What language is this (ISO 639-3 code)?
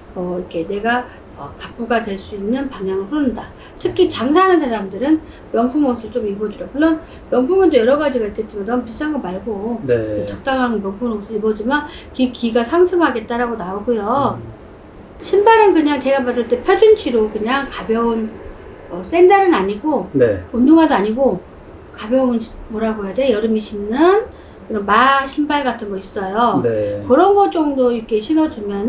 kor